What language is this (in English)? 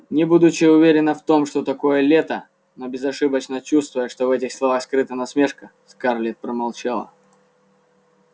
Russian